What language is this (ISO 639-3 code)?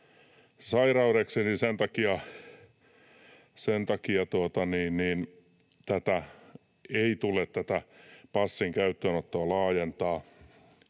fin